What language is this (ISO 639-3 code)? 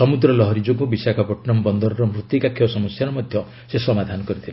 ori